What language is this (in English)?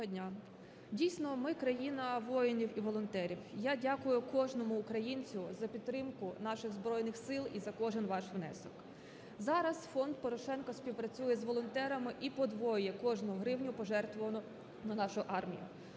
Ukrainian